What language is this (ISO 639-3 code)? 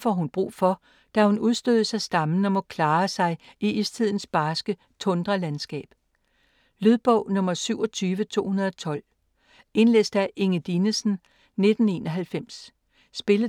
dan